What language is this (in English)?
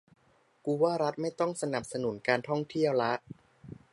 Thai